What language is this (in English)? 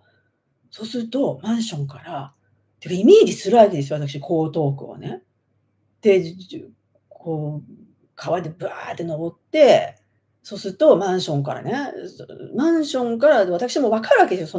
Japanese